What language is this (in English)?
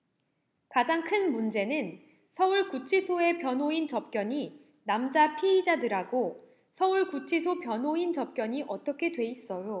Korean